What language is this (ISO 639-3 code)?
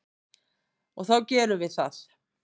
isl